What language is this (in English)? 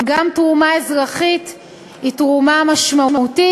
Hebrew